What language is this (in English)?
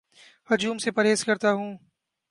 Urdu